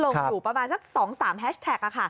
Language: Thai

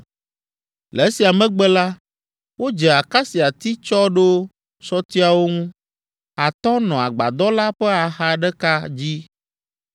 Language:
Ewe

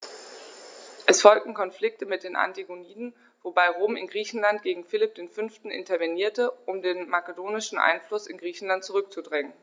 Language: German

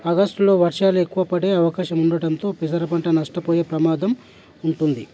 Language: Telugu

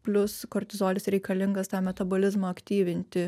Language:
Lithuanian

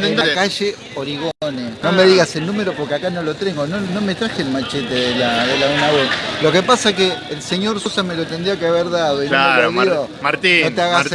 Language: Spanish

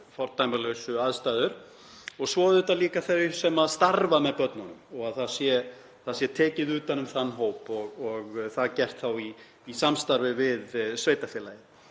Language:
Icelandic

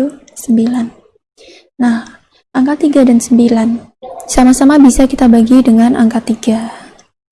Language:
Indonesian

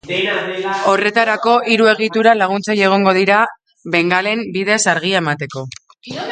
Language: Basque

